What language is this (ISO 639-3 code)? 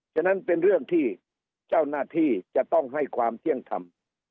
tha